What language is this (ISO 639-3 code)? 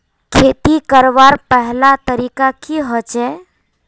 mag